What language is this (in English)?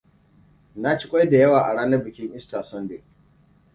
Hausa